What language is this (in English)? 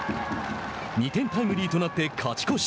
Japanese